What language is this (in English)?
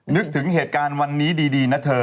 Thai